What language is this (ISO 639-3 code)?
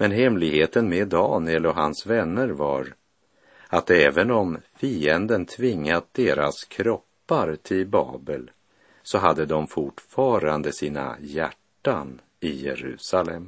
swe